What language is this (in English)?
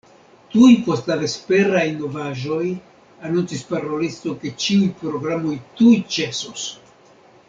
Esperanto